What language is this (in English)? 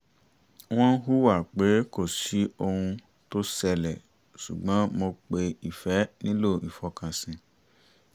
Yoruba